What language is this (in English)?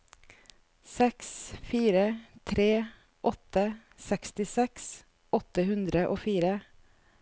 Norwegian